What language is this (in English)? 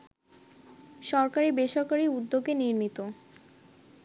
Bangla